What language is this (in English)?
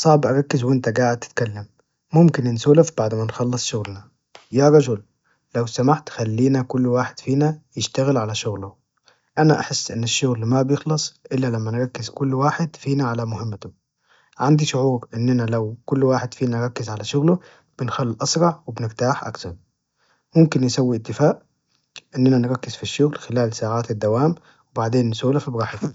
Najdi Arabic